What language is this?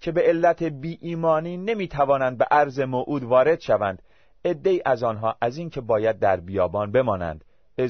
Persian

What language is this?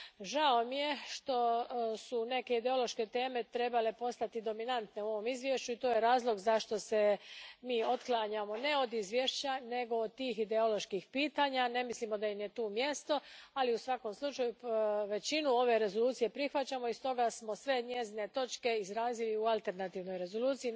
Croatian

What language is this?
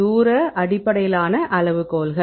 Tamil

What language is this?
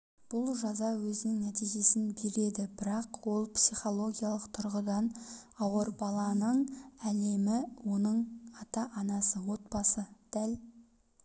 Kazakh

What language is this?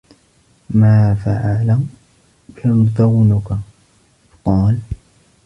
Arabic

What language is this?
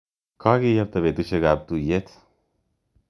Kalenjin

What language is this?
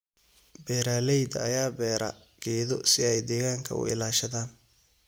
Somali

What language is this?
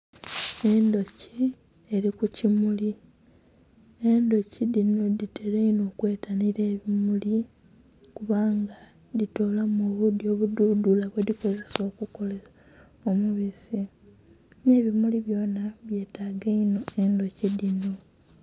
Soga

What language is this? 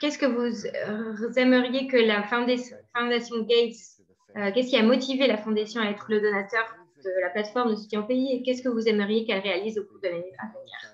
French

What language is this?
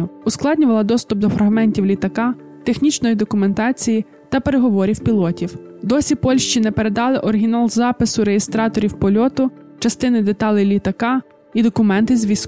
Ukrainian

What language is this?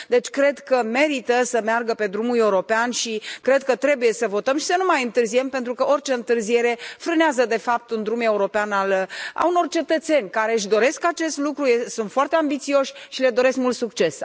Romanian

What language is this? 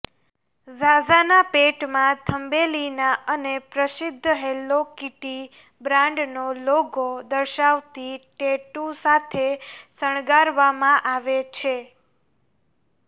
Gujarati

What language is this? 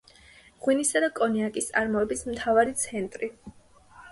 Georgian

